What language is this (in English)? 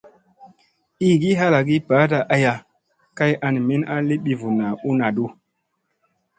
Musey